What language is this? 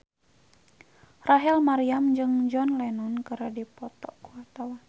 Sundanese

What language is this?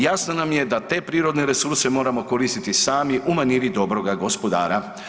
Croatian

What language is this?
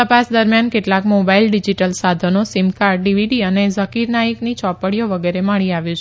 Gujarati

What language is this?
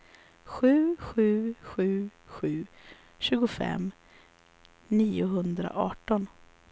Swedish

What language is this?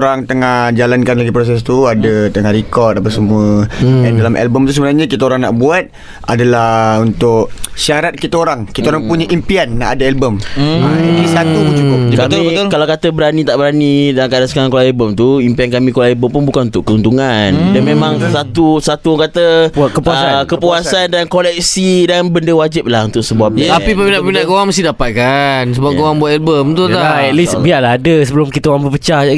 Malay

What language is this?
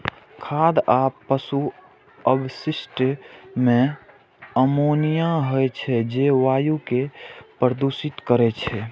Maithili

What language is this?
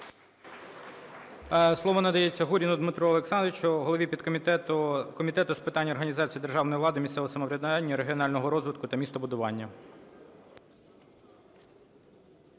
Ukrainian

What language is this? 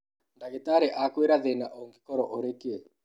Kikuyu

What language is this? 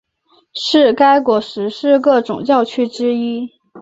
Chinese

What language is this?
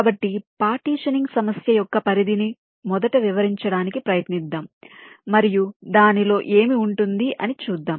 Telugu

